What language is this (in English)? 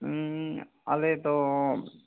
Santali